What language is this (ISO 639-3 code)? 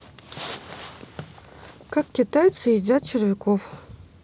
rus